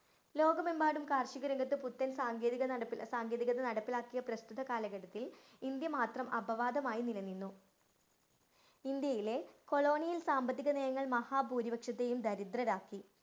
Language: Malayalam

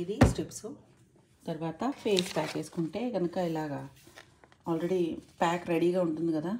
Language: Telugu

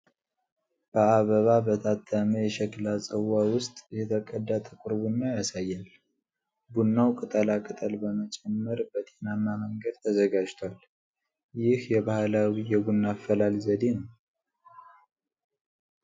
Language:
Amharic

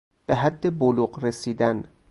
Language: Persian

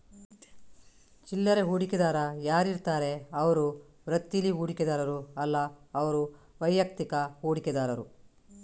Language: Kannada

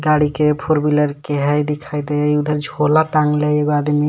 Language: Magahi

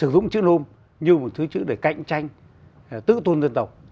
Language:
Vietnamese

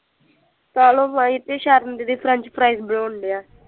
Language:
Punjabi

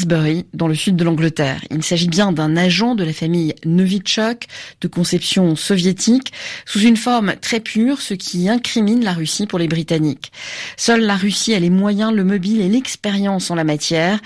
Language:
French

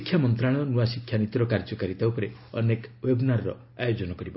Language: Odia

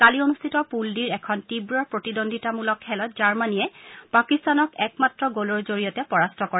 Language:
Assamese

